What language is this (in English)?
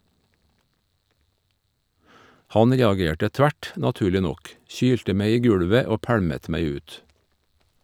Norwegian